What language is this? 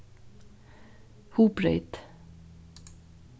Faroese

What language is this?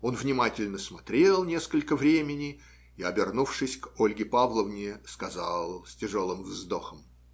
Russian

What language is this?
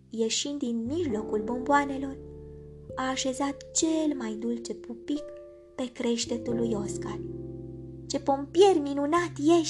Romanian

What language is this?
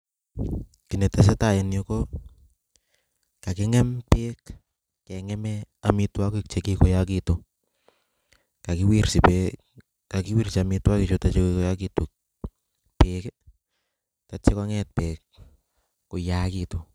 Kalenjin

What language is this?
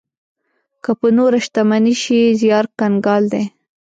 Pashto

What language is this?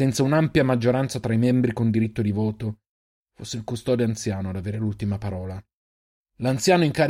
Italian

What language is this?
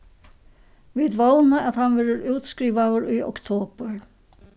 Faroese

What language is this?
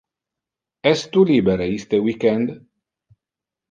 Interlingua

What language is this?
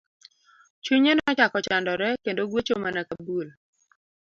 Luo (Kenya and Tanzania)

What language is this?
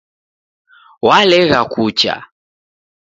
Taita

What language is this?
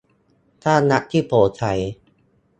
Thai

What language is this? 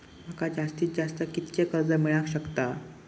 Marathi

